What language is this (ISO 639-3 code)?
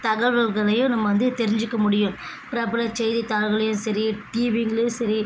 tam